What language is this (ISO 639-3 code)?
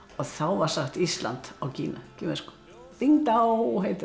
isl